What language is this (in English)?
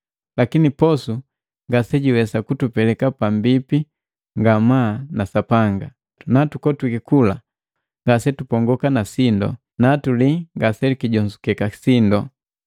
Matengo